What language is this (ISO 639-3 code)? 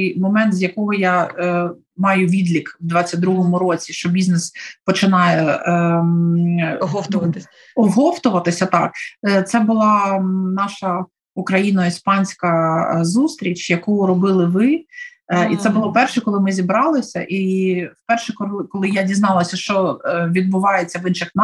ukr